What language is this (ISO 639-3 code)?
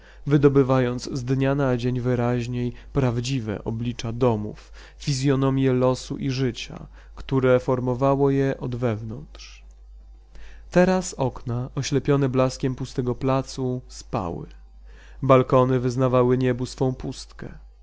pol